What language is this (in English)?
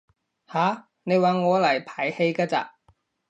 Cantonese